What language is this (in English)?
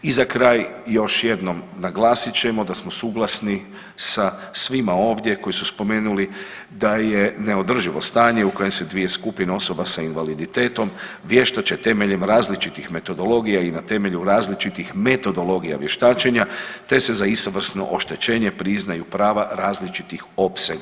Croatian